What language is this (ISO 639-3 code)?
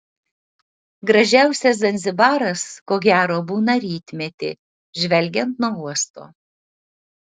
lit